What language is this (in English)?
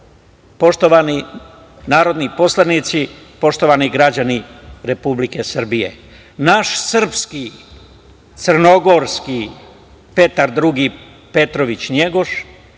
Serbian